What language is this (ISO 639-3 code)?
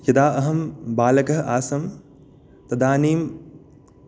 san